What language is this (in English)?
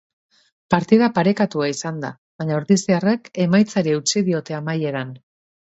Basque